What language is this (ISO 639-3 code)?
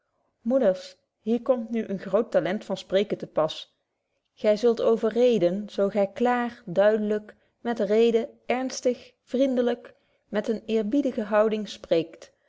nld